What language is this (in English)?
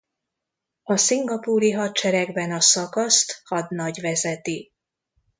Hungarian